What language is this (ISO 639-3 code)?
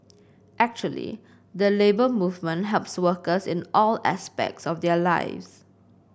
eng